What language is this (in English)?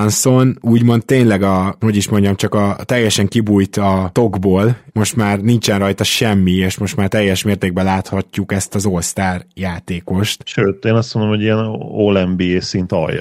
Hungarian